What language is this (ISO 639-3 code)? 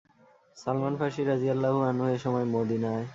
ben